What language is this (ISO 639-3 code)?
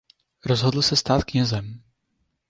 ces